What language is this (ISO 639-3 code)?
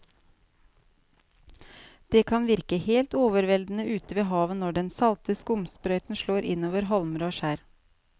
nor